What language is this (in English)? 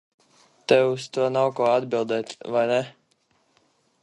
Latvian